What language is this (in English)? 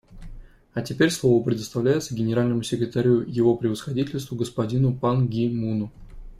Russian